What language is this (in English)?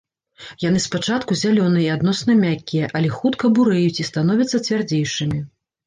Belarusian